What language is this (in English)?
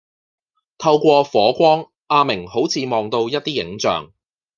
Cantonese